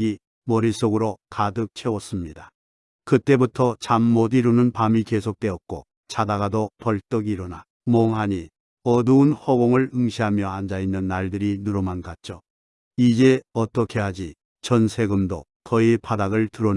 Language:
Korean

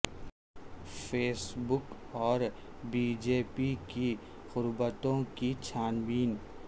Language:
Urdu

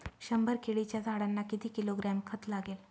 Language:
Marathi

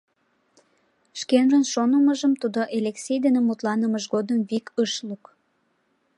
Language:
Mari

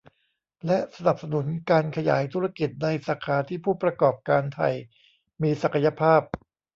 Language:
Thai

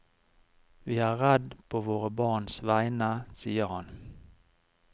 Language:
Norwegian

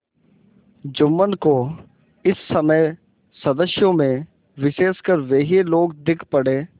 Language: Hindi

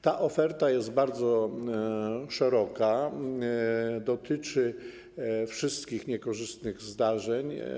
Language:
Polish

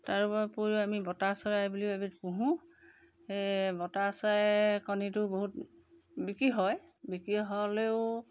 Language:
Assamese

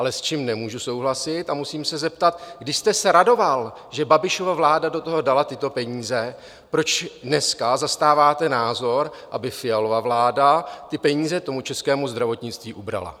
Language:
Czech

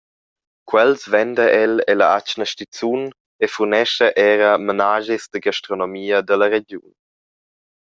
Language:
Romansh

